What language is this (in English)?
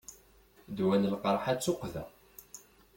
Kabyle